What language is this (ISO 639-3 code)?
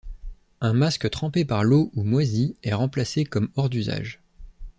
fra